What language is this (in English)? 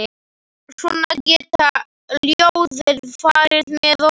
Icelandic